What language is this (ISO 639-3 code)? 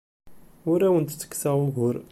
kab